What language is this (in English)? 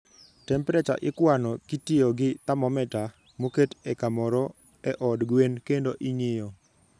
Luo (Kenya and Tanzania)